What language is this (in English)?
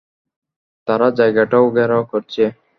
Bangla